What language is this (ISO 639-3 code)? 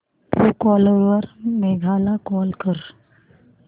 mar